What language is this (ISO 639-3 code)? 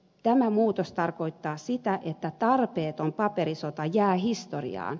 fin